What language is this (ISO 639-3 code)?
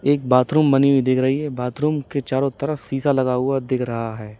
hin